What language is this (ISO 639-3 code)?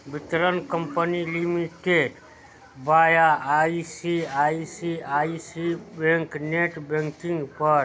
mai